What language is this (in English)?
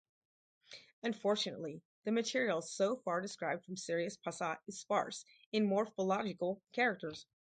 English